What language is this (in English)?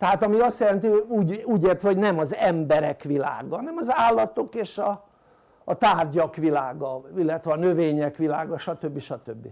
Hungarian